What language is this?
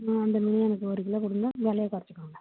Tamil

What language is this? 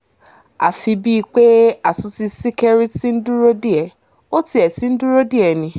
Yoruba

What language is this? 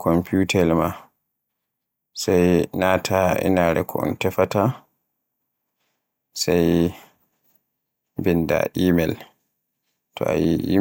Borgu Fulfulde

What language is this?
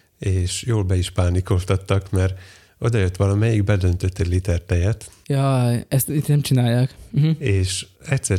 Hungarian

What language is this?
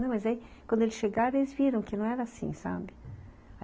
Portuguese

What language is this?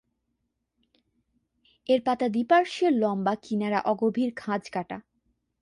Bangla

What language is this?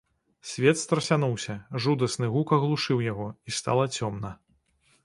Belarusian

